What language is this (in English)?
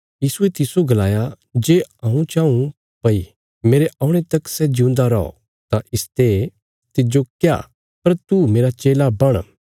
Bilaspuri